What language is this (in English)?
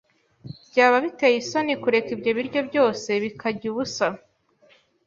Kinyarwanda